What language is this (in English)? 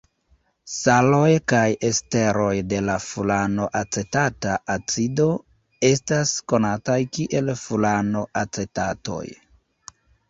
Esperanto